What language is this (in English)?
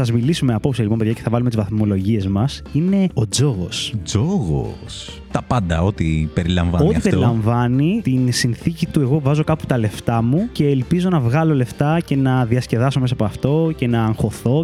Greek